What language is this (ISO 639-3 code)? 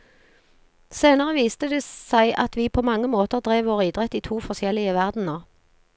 nor